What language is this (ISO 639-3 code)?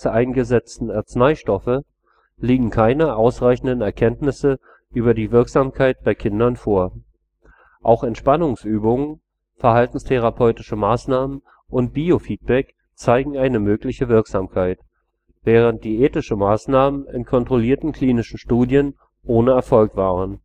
deu